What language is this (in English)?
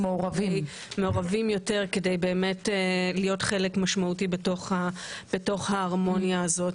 Hebrew